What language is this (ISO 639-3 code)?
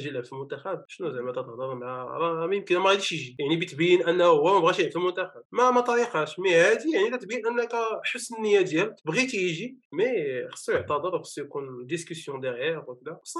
ara